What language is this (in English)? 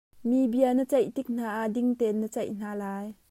Hakha Chin